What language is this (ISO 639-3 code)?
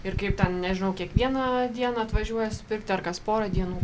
lit